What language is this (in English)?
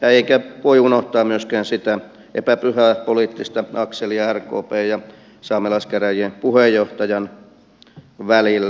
Finnish